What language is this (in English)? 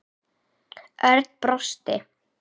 Icelandic